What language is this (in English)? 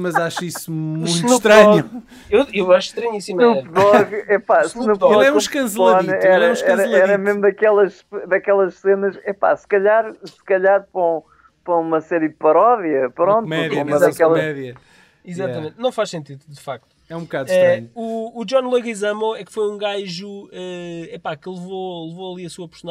Portuguese